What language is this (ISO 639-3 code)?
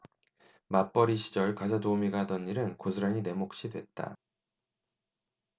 kor